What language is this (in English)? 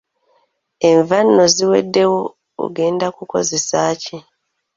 Ganda